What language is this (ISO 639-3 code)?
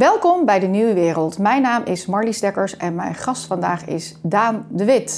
nld